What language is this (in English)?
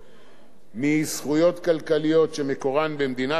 Hebrew